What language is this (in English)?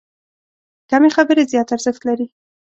Pashto